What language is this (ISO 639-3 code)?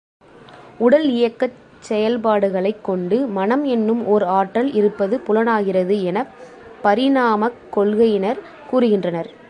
tam